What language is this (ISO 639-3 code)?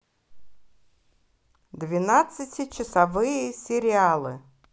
rus